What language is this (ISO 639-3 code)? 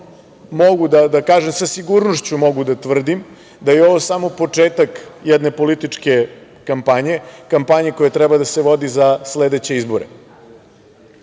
srp